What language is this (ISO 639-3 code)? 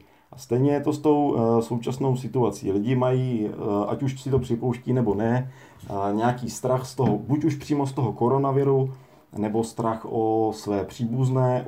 ces